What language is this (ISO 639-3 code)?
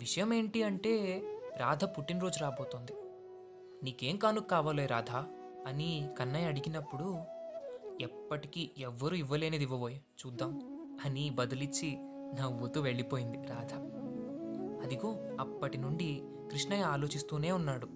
tel